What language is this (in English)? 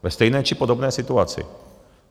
Czech